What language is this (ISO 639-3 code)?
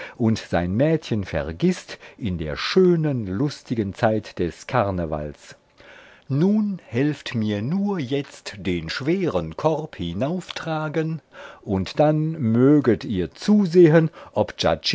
deu